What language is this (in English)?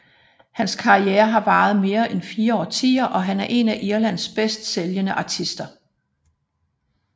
Danish